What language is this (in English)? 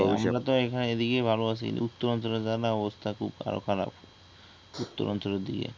Bangla